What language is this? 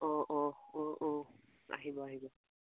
Assamese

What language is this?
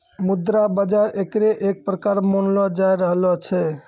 Maithili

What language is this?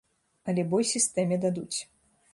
Belarusian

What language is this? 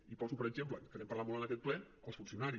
Catalan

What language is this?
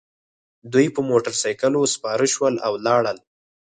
Pashto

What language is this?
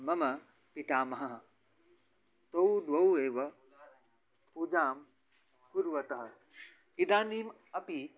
Sanskrit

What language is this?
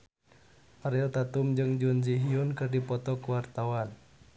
Sundanese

